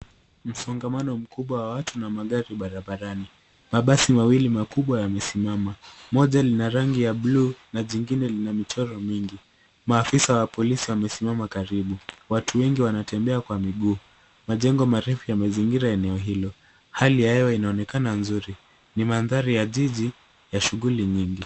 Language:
Swahili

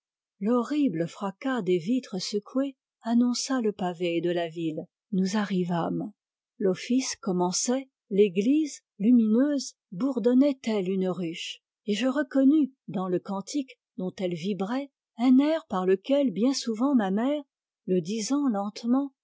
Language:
French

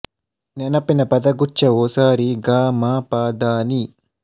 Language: Kannada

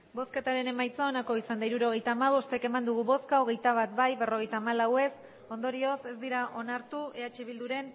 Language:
Basque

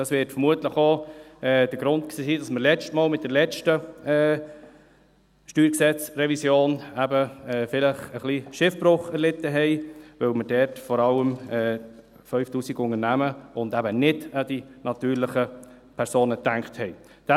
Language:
Swiss German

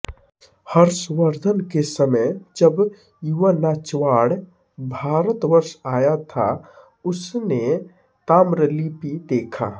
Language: Hindi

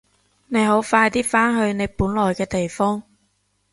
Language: Cantonese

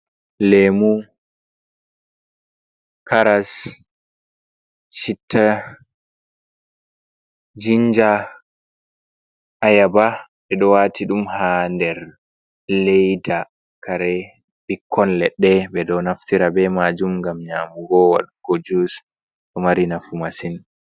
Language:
Fula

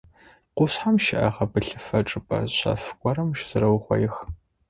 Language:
Adyghe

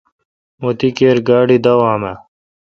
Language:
Kalkoti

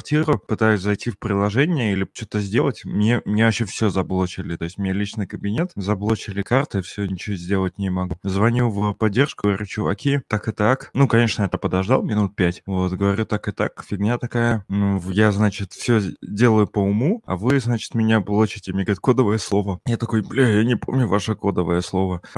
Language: Russian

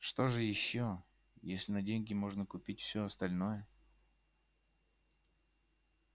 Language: Russian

